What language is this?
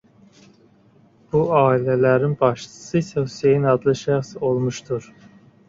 Azerbaijani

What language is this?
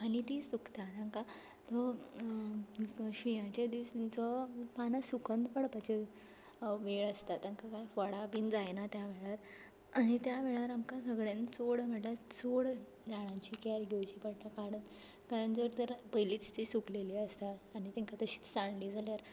Konkani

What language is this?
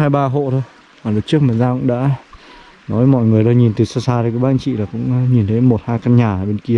Vietnamese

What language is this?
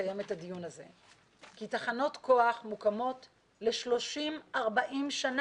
Hebrew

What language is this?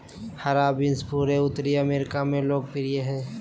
Magahi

